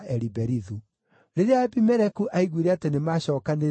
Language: Kikuyu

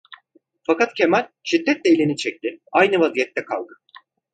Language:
Turkish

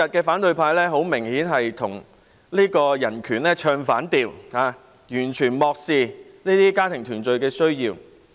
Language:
Cantonese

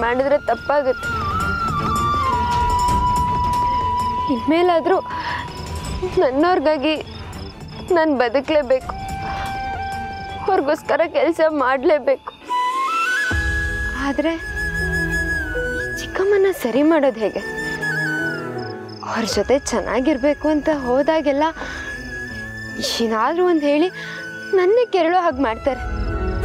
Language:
Arabic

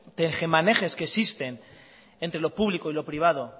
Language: Spanish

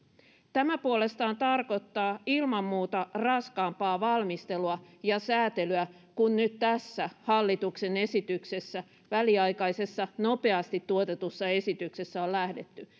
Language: Finnish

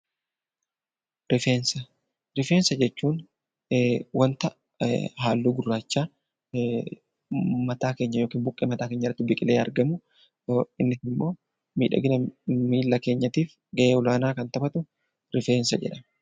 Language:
Oromo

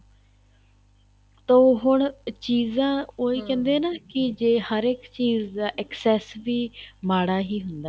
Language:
Punjabi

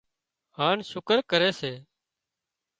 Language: Wadiyara Koli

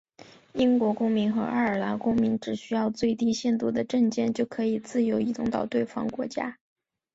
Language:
Chinese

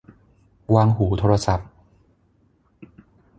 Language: Thai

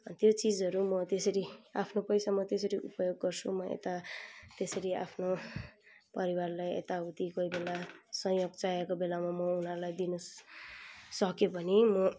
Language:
Nepali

